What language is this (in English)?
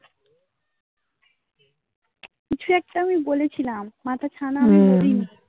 Bangla